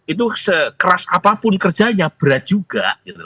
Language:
Indonesian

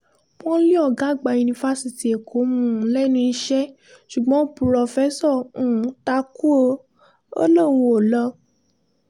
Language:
Yoruba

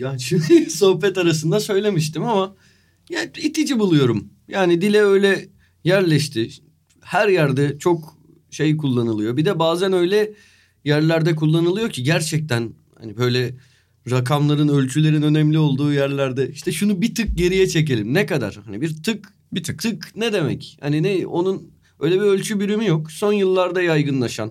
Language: Turkish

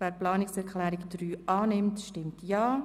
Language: Swiss German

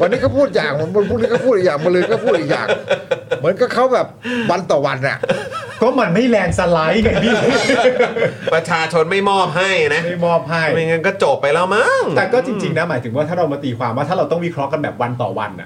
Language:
Thai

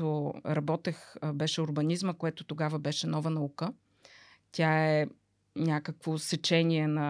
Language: Bulgarian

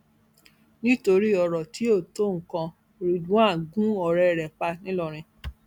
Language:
Yoruba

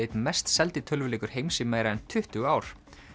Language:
Icelandic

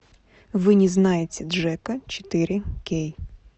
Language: Russian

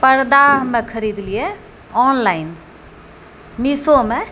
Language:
Maithili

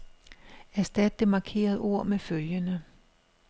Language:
Danish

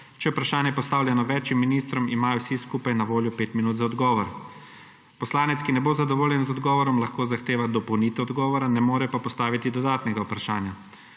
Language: Slovenian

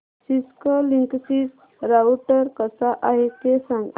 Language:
Marathi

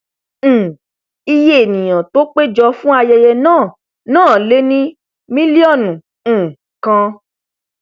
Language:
Yoruba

